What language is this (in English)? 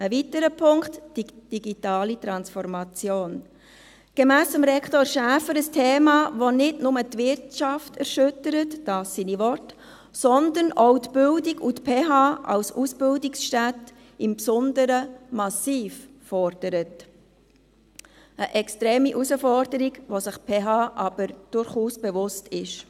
Swiss German